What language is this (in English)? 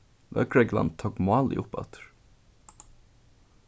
Faroese